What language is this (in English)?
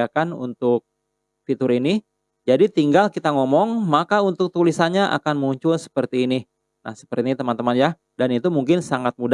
Indonesian